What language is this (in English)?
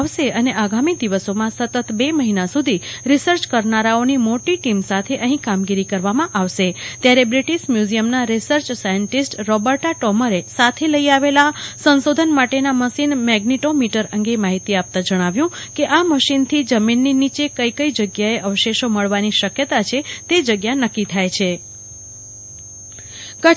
Gujarati